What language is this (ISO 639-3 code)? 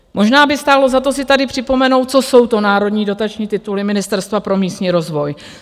ces